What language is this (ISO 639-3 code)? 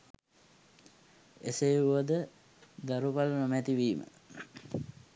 sin